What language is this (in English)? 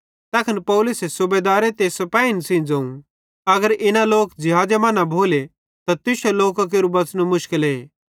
Bhadrawahi